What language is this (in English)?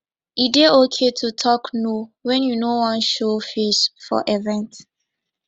Nigerian Pidgin